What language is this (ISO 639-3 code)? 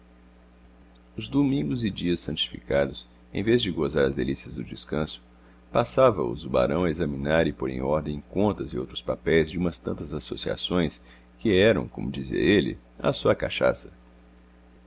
por